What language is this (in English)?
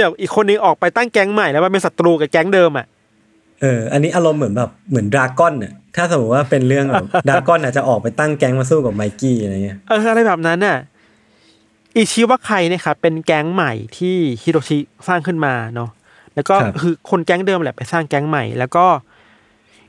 Thai